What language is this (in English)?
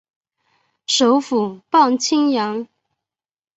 Chinese